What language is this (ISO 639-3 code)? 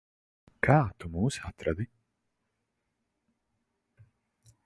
lav